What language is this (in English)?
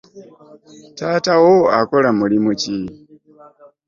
Ganda